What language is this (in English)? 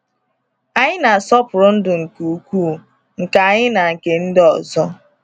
Igbo